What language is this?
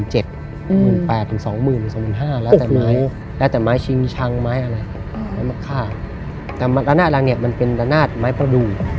Thai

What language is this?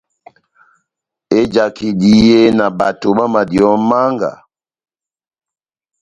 Batanga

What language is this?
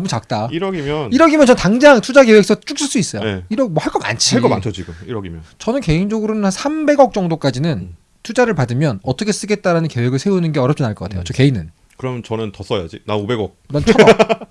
Korean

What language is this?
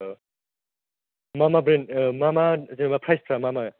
Bodo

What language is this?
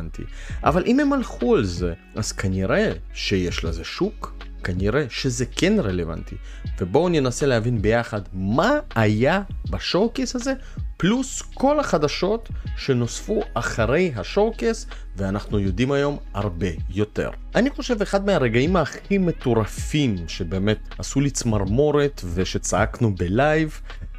Hebrew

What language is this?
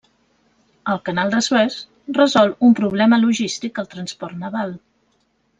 Catalan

